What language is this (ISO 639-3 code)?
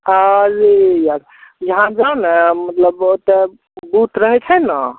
mai